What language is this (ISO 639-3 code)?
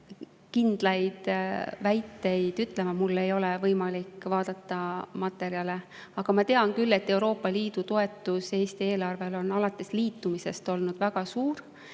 est